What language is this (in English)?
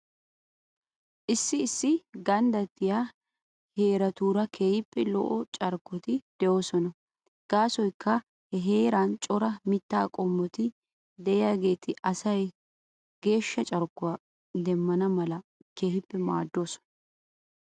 Wolaytta